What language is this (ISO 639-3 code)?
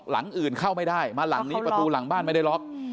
tha